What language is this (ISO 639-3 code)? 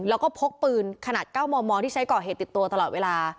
tha